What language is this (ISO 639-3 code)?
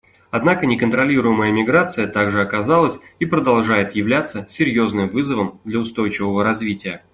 rus